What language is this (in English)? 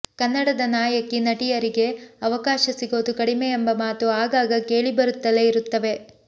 Kannada